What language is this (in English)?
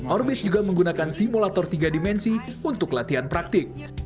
Indonesian